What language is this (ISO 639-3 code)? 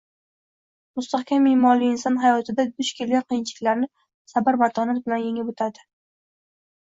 uzb